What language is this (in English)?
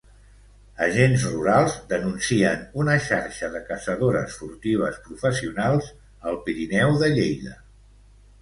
Catalan